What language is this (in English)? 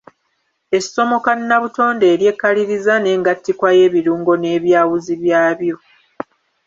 Ganda